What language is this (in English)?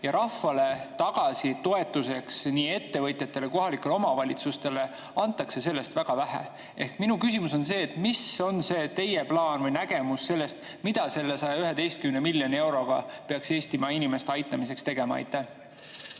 Estonian